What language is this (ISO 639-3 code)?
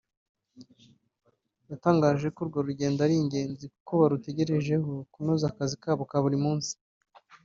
kin